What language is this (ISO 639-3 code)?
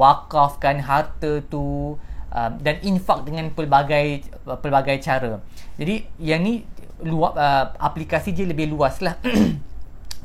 msa